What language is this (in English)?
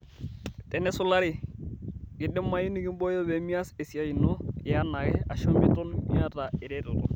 Masai